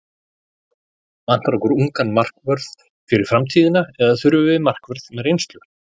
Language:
Icelandic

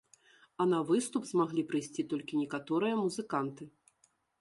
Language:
Belarusian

